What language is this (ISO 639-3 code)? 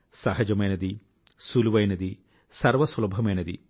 tel